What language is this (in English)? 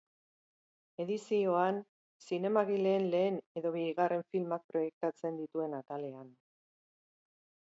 Basque